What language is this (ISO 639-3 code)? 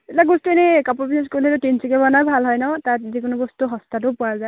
asm